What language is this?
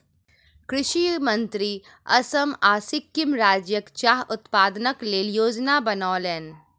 Maithili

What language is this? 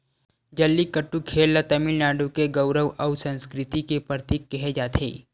Chhattisgarhi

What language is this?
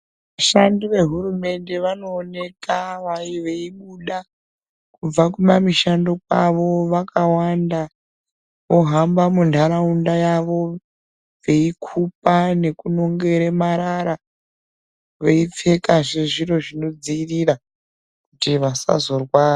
Ndau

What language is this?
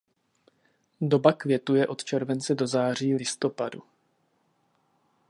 Czech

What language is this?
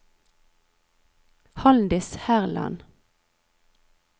Norwegian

